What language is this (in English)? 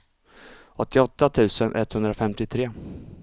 Swedish